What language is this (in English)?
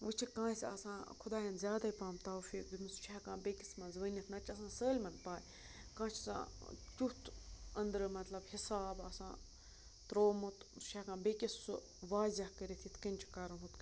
Kashmiri